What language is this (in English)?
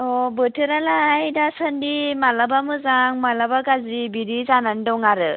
Bodo